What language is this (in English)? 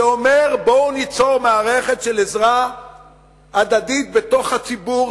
Hebrew